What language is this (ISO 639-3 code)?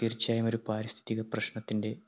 mal